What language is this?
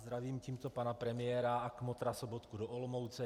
Czech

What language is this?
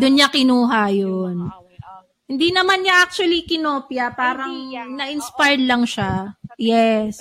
Filipino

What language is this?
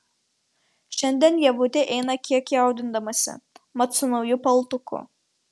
Lithuanian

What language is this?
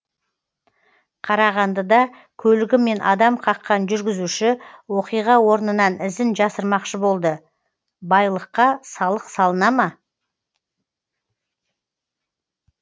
Kazakh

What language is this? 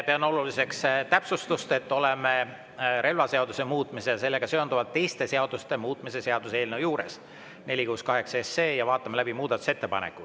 Estonian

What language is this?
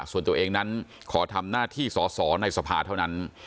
Thai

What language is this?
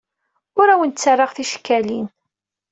Kabyle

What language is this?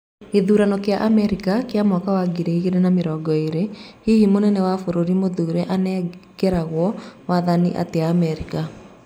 Kikuyu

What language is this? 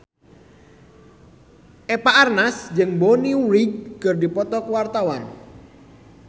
Sundanese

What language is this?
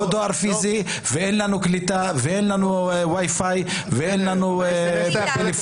Hebrew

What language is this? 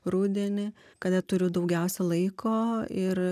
Lithuanian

